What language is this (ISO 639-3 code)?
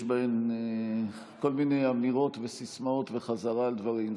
heb